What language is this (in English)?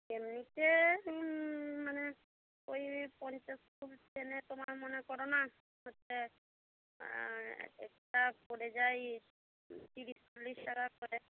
Bangla